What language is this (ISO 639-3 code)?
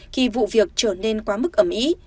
vie